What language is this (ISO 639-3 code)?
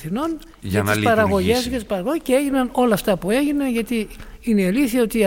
ell